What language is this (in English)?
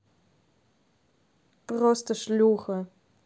Russian